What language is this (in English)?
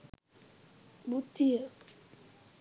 Sinhala